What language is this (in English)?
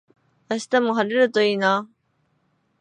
Japanese